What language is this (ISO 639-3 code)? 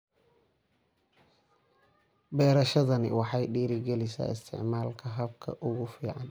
som